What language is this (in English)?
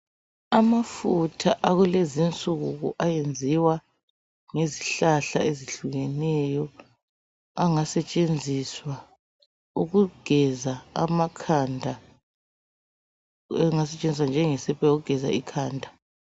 North Ndebele